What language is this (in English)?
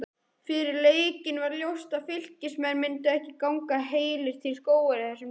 Icelandic